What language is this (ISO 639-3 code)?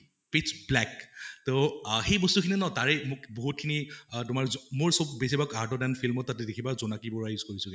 asm